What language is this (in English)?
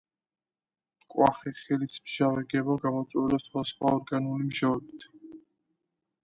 Georgian